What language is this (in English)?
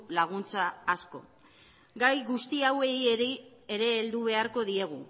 Basque